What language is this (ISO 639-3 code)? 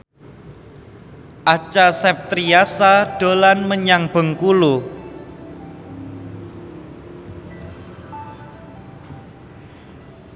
jav